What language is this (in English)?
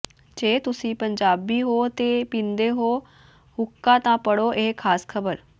Punjabi